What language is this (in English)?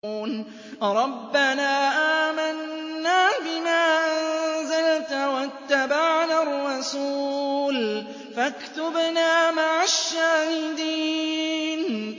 Arabic